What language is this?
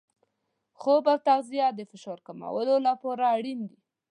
Pashto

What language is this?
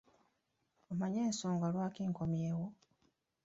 Ganda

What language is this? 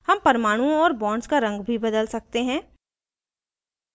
Hindi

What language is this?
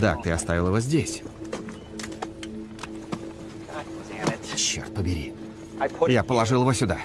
Russian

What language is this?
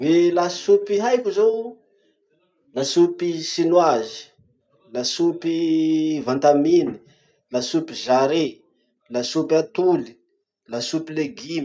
Masikoro Malagasy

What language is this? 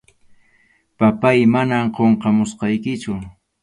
Arequipa-La Unión Quechua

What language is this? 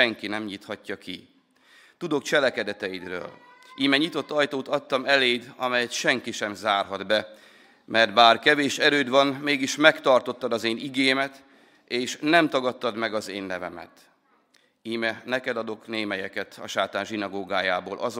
Hungarian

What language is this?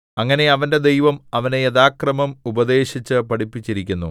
Malayalam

